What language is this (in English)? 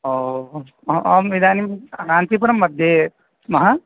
Sanskrit